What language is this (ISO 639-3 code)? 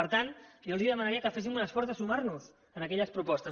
cat